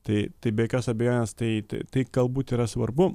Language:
Lithuanian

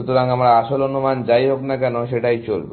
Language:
Bangla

